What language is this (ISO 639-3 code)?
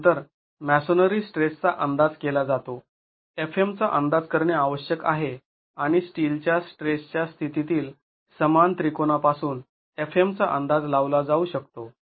mar